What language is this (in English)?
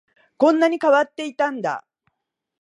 Japanese